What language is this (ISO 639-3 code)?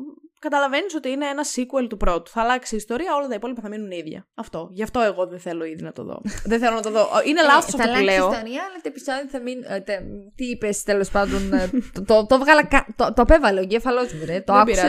ell